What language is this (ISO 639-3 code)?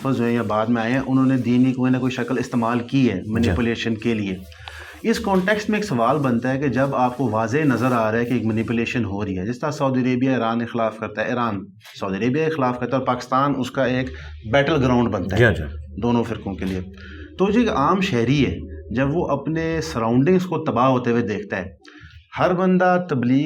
urd